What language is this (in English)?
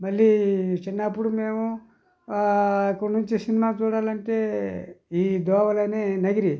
Telugu